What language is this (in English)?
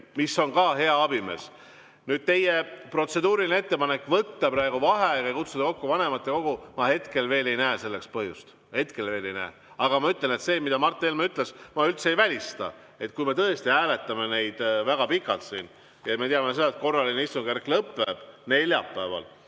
Estonian